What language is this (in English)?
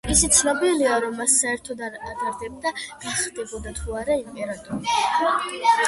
Georgian